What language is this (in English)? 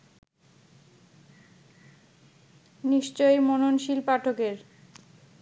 Bangla